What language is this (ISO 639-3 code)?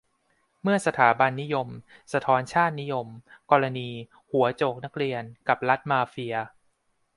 tha